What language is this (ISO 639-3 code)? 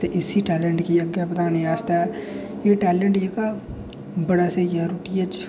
doi